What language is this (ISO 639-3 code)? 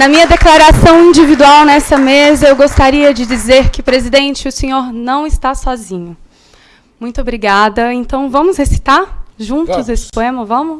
por